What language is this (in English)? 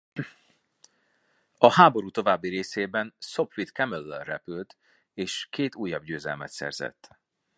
Hungarian